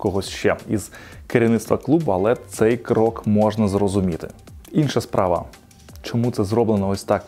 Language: Ukrainian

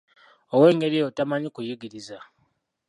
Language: Ganda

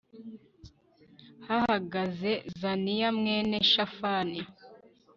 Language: Kinyarwanda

